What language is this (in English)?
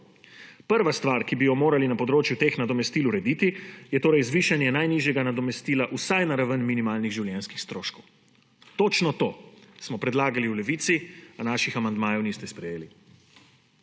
Slovenian